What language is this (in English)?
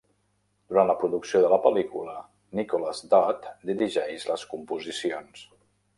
Catalan